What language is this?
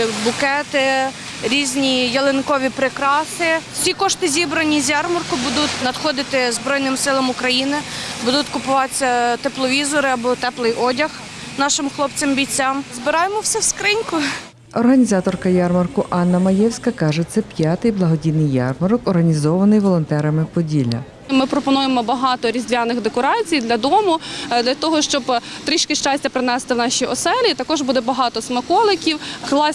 Ukrainian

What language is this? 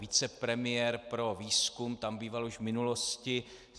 Czech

